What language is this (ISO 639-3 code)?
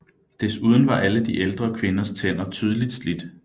dan